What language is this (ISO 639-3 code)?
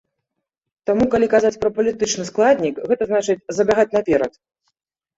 bel